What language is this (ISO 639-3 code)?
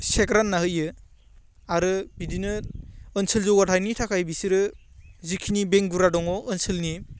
brx